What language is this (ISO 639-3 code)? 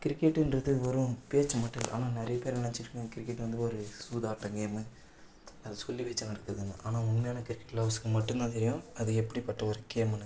tam